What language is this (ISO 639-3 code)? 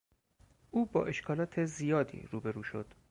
fas